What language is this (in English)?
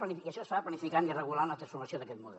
Catalan